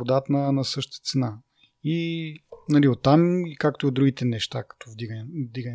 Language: Bulgarian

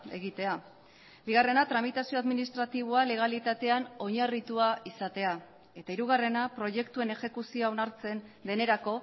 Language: Basque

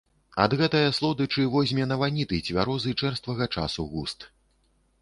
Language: Belarusian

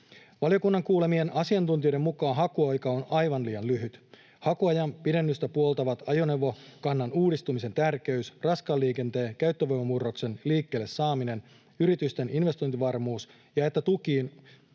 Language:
Finnish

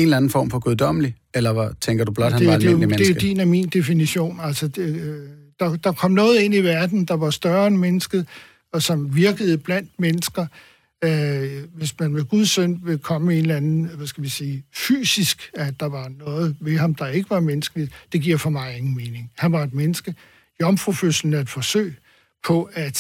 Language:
Danish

